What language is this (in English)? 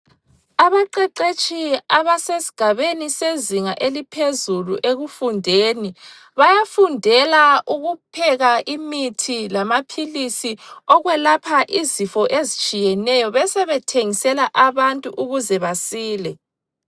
North Ndebele